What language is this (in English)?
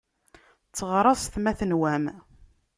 Kabyle